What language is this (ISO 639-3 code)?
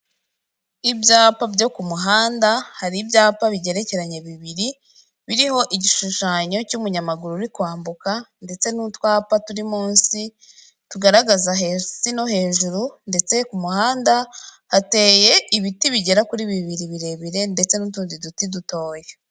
kin